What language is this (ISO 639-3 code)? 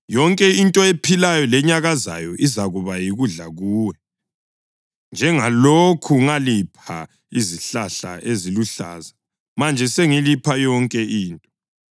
nde